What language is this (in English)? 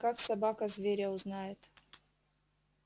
Russian